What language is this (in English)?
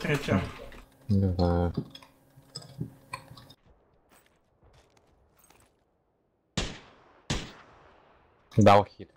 Russian